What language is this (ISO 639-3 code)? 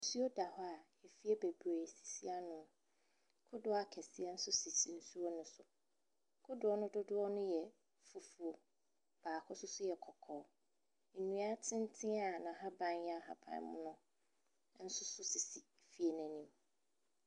aka